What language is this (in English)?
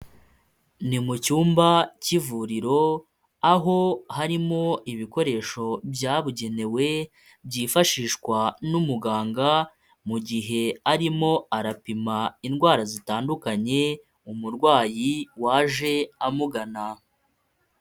Kinyarwanda